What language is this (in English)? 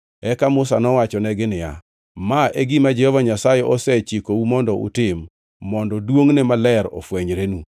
Luo (Kenya and Tanzania)